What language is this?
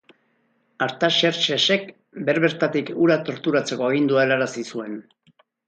Basque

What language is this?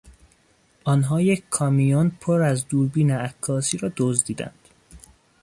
Persian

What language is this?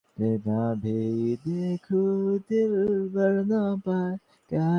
Bangla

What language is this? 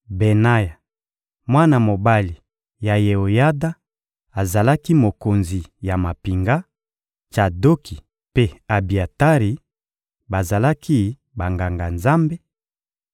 Lingala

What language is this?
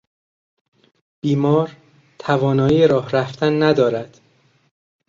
Persian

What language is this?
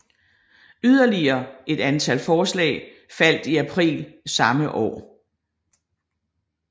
Danish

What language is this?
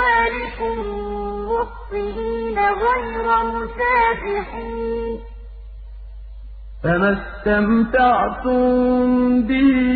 Arabic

